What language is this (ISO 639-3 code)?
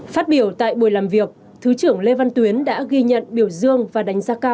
vie